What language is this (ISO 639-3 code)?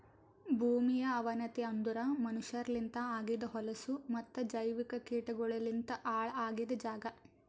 kan